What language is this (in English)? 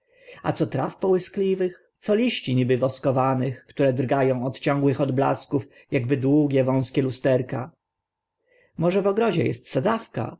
Polish